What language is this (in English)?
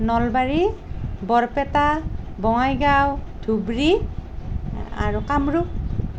Assamese